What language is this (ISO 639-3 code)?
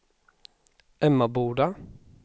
swe